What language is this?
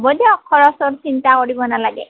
Assamese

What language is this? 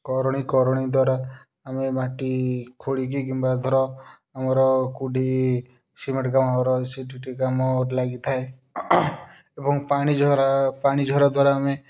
Odia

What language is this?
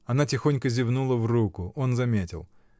Russian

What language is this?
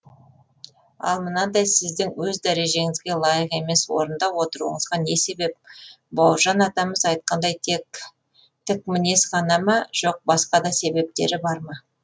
Kazakh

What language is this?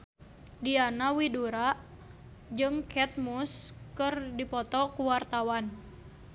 Sundanese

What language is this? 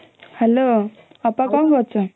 Odia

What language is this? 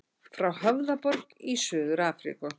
Icelandic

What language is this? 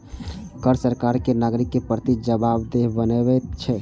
Maithili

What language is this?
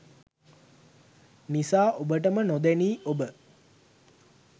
Sinhala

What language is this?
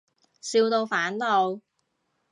Cantonese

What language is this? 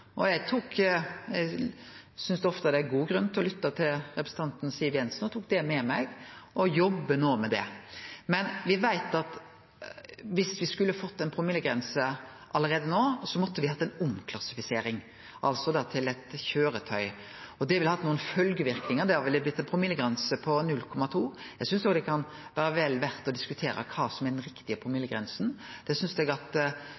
Norwegian Nynorsk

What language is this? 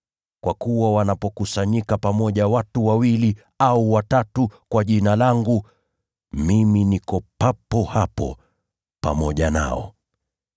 Swahili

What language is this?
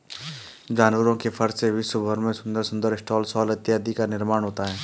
Hindi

